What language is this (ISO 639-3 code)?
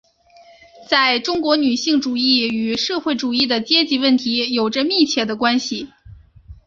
zho